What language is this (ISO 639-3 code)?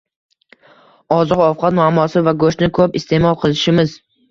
uzb